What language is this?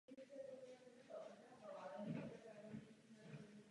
Czech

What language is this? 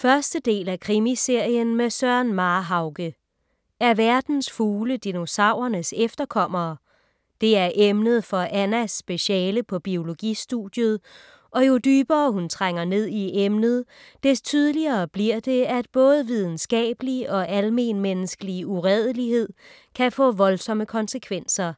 Danish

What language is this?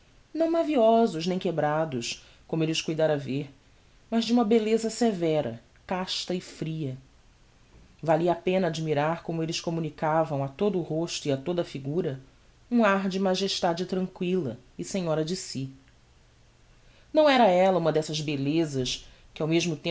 Portuguese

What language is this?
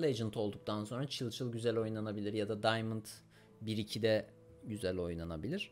Turkish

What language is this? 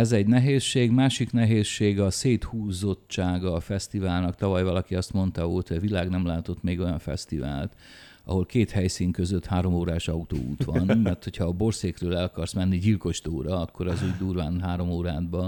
Hungarian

